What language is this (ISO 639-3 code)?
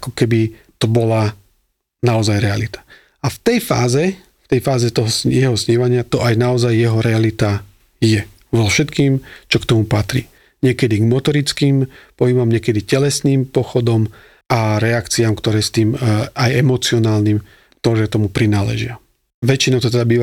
slk